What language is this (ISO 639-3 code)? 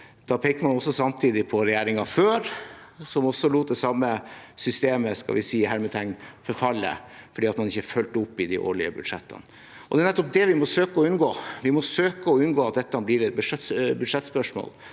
nor